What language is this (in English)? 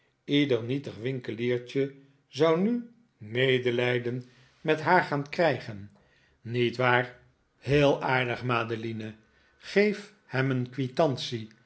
Dutch